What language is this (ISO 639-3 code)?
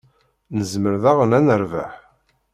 kab